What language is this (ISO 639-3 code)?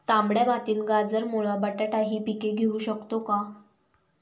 mar